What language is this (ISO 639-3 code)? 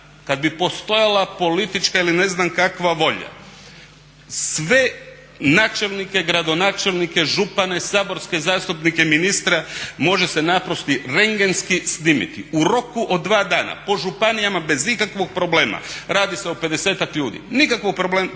hrv